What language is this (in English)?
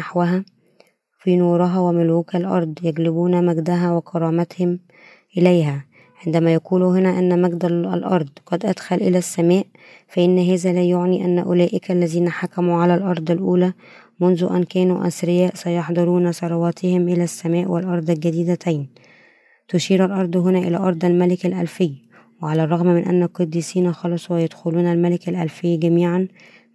Arabic